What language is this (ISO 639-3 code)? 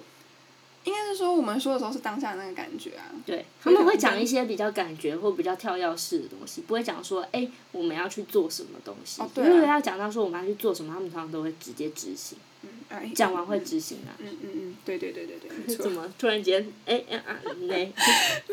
zho